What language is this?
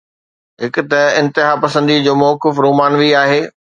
Sindhi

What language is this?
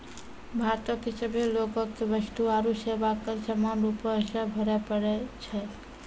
Maithili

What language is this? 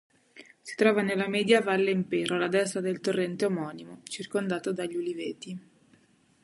Italian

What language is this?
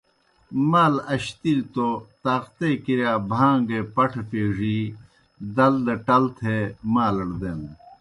Kohistani Shina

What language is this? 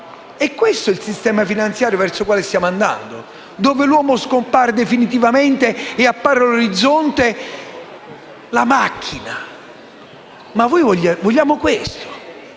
Italian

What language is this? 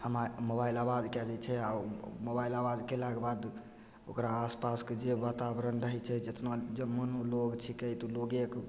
Maithili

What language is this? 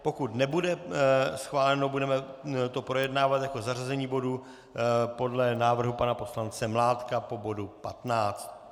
Czech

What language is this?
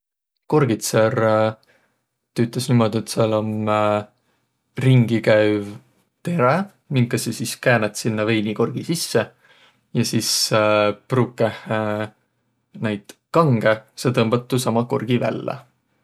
Võro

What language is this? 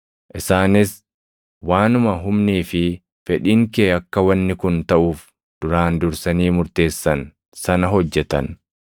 Oromo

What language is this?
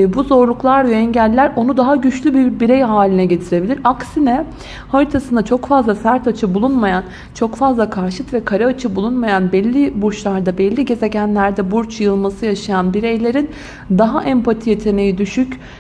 Turkish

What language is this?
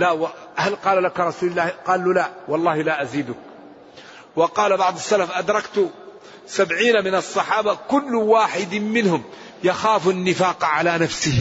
Arabic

